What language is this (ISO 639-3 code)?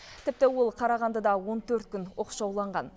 kaz